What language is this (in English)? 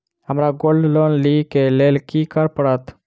Maithili